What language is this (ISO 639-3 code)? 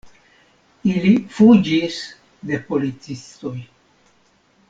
epo